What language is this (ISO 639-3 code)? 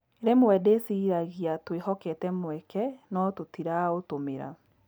kik